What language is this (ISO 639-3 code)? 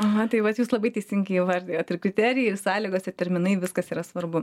lit